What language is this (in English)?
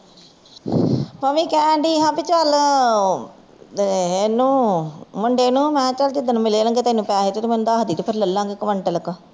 Punjabi